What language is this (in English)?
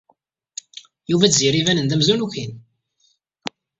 Kabyle